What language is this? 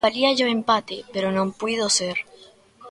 Galician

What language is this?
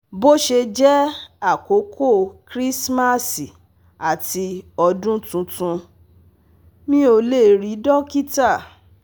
Yoruba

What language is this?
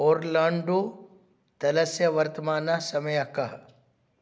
Sanskrit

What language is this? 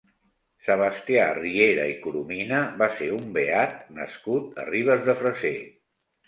Catalan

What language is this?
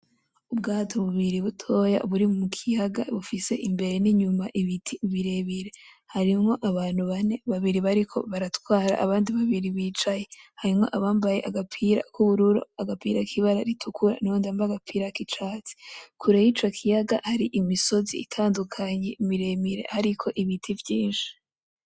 Rundi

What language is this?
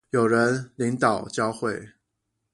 Chinese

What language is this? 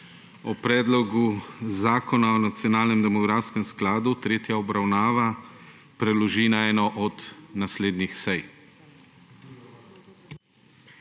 Slovenian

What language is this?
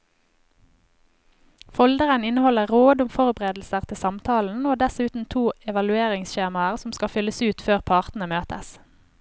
Norwegian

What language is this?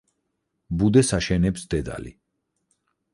Georgian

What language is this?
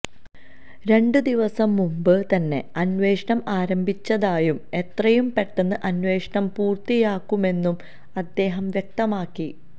Malayalam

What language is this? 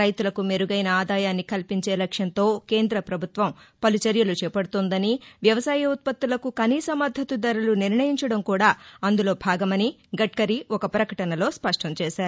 Telugu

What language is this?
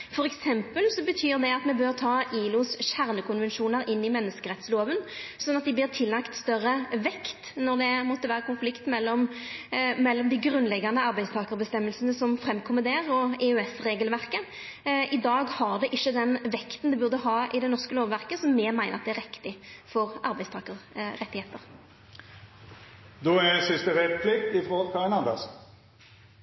Norwegian Nynorsk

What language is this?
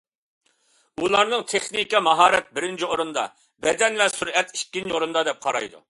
Uyghur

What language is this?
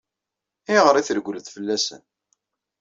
Kabyle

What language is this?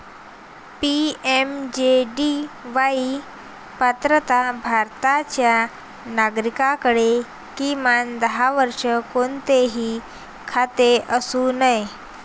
Marathi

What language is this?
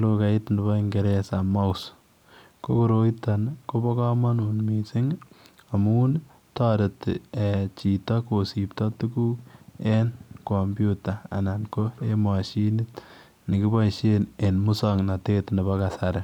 Kalenjin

